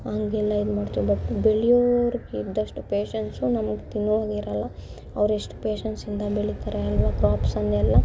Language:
Kannada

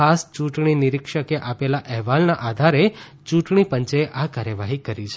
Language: Gujarati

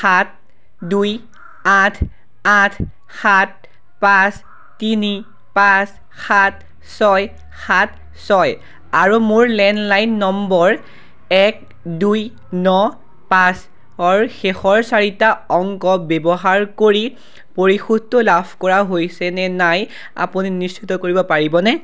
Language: Assamese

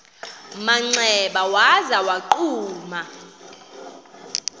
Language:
Xhosa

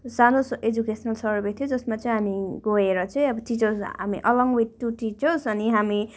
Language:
Nepali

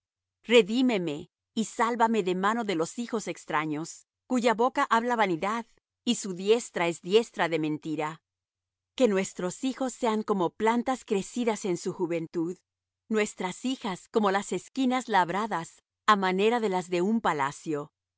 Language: Spanish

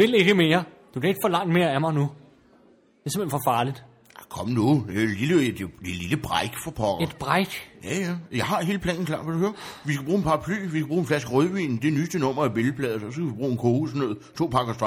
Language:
Danish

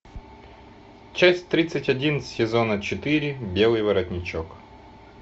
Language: Russian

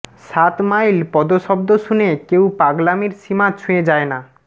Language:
Bangla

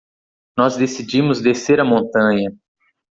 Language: Portuguese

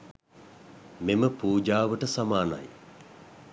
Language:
Sinhala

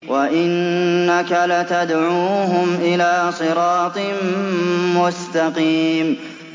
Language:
Arabic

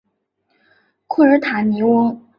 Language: Chinese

